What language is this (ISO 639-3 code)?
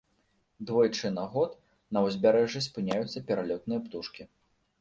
bel